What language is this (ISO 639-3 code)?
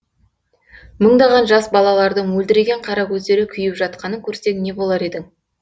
kaz